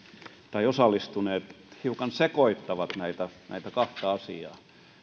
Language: Finnish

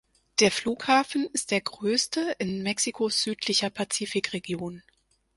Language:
German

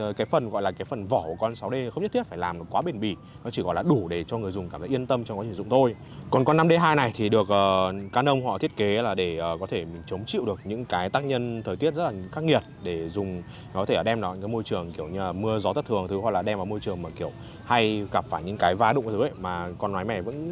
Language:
Vietnamese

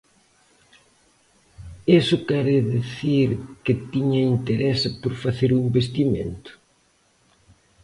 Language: Galician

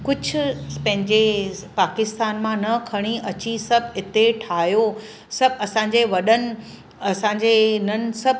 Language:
Sindhi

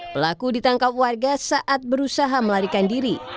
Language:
Indonesian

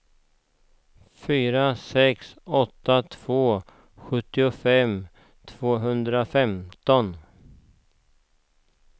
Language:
Swedish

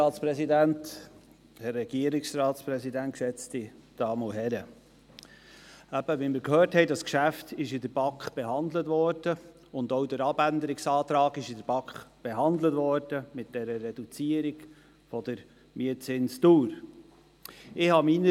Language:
Swiss German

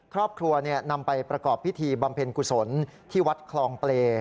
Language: Thai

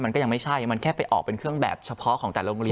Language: Thai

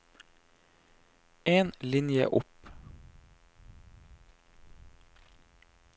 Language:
Norwegian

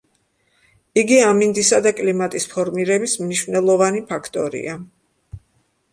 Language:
Georgian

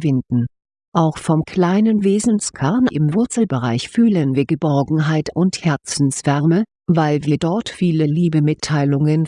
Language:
German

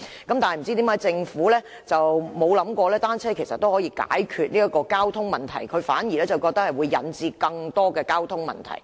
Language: Cantonese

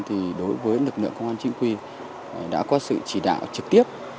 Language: Vietnamese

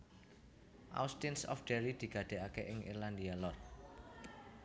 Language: Javanese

